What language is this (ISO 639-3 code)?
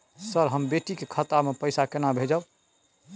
mai